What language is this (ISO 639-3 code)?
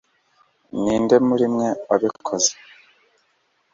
kin